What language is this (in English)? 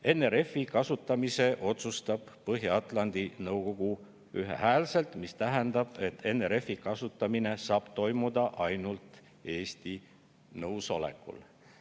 Estonian